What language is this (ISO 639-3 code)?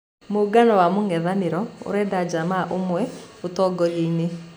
kik